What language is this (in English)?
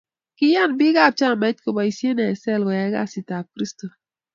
Kalenjin